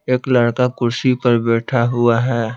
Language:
Hindi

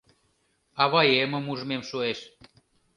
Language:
Mari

